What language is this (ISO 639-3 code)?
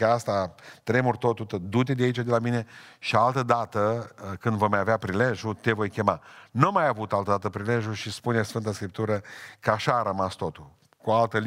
ron